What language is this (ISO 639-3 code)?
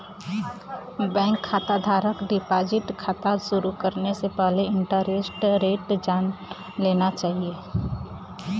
bho